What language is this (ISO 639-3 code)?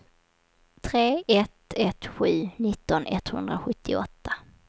swe